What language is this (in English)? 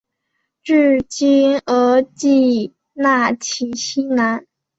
Chinese